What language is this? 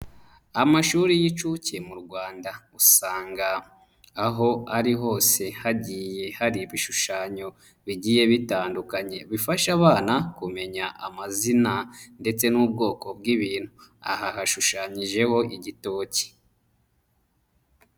Kinyarwanda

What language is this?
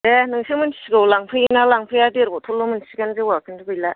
Bodo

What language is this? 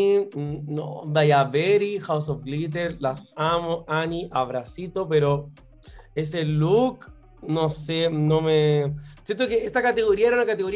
Spanish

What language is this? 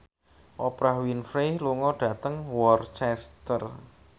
Javanese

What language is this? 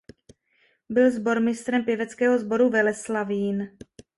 Czech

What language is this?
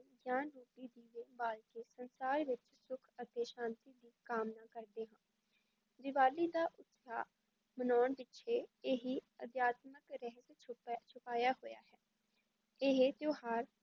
Punjabi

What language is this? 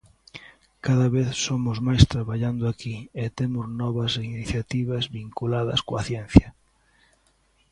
Galician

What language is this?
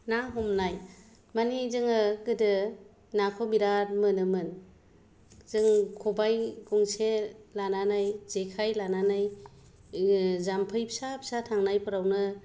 Bodo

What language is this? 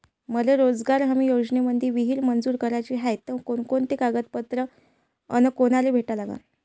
Marathi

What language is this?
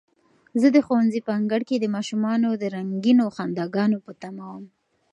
Pashto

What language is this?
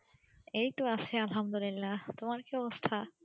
Bangla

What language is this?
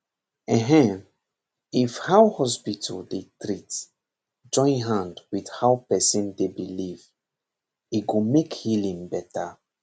Nigerian Pidgin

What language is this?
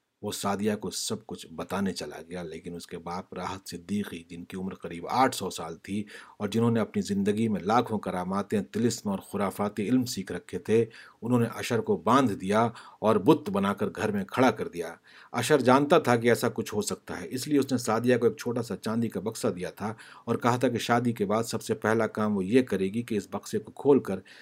Urdu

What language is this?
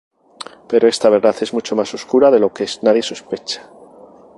Spanish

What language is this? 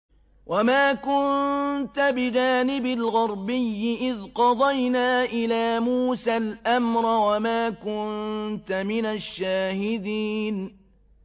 Arabic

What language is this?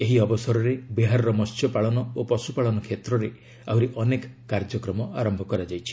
Odia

